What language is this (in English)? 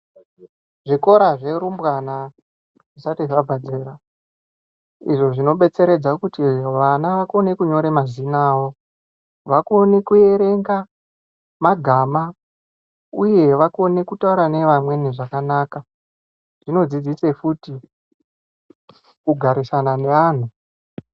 Ndau